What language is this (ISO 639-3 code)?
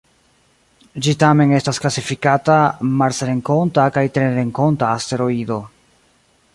epo